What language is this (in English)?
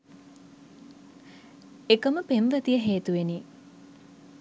Sinhala